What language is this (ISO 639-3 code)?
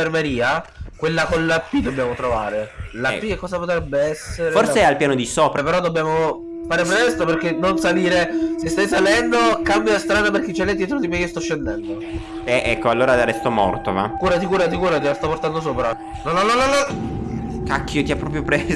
ita